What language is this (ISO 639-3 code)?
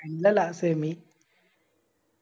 mal